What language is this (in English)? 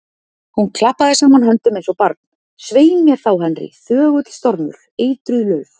Icelandic